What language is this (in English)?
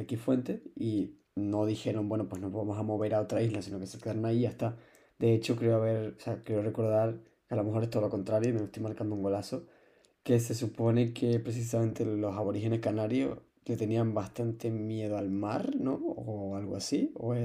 Spanish